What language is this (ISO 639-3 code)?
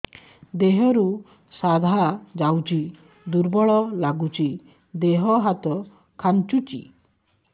ori